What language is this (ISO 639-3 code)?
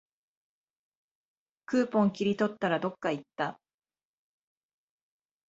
jpn